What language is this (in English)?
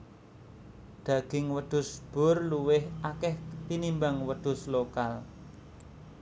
Javanese